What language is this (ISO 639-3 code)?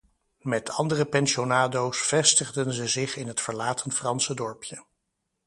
nld